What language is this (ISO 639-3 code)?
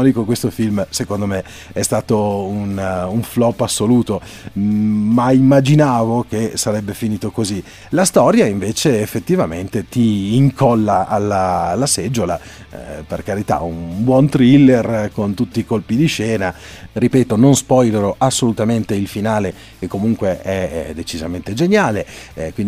ita